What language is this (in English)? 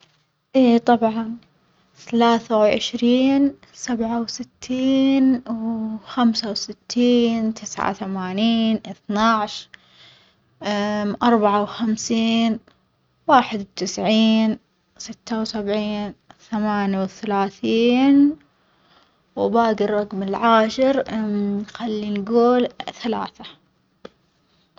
Omani Arabic